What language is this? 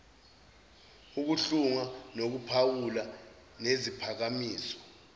Zulu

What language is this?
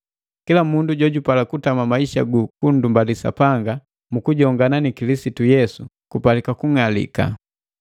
Matengo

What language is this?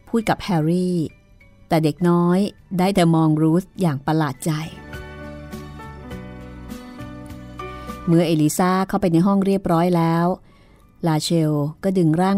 Thai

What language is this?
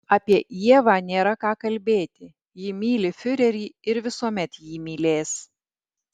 Lithuanian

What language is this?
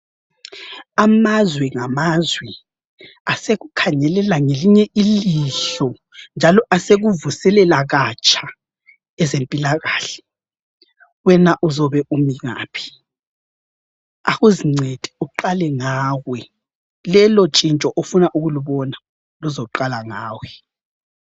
North Ndebele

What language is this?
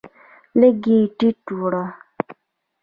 Pashto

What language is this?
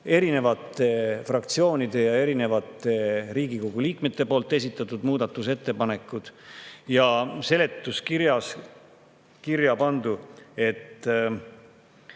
Estonian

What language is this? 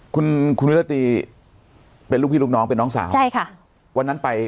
Thai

